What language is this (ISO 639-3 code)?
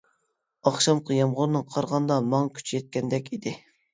uig